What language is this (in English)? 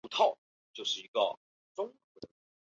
Chinese